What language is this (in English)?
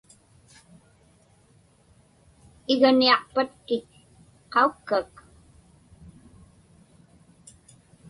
Inupiaq